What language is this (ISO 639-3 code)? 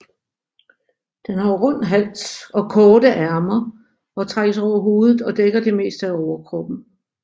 dan